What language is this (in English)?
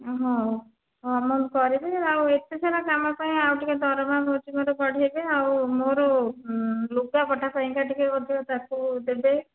Odia